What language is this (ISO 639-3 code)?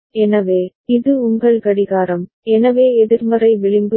tam